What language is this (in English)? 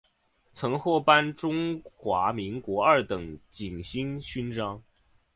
Chinese